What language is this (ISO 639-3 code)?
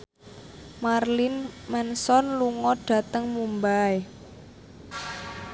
jav